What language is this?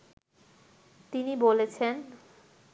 Bangla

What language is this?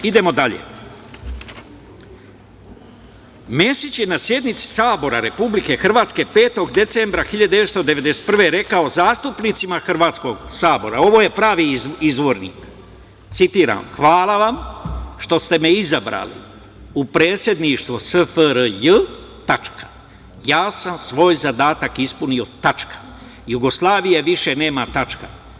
Serbian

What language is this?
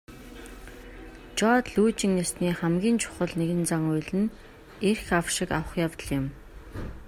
Mongolian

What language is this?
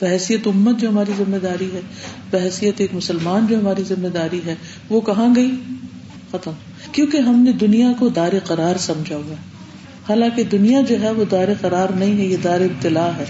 Urdu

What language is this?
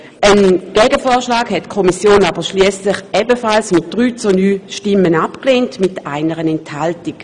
Swiss German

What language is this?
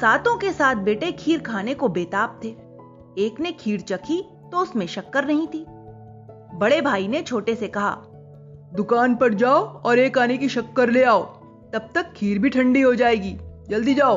Hindi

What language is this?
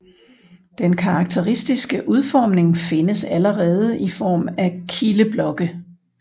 Danish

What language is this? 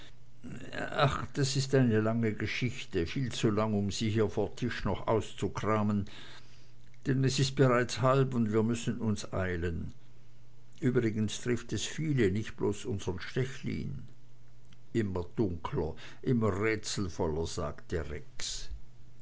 German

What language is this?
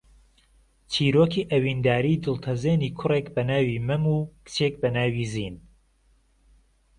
Central Kurdish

